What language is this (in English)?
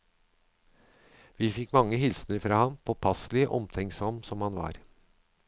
Norwegian